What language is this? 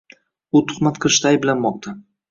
Uzbek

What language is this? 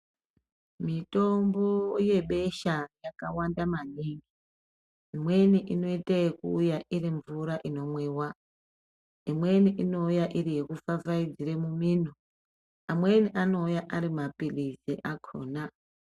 Ndau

